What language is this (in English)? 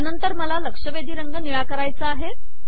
Marathi